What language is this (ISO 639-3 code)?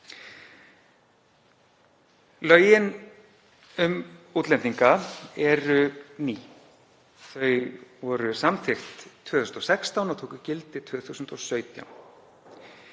isl